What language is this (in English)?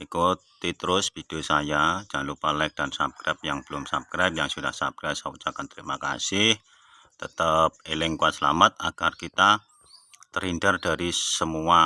Indonesian